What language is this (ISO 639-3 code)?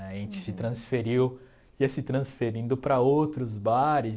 por